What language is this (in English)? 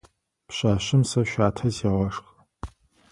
Adyghe